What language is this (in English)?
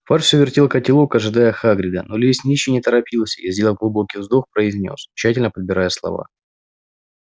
Russian